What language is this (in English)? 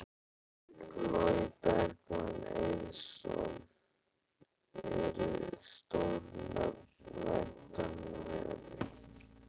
Icelandic